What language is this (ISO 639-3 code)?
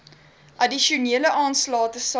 afr